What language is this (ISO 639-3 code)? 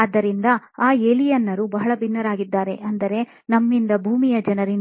kan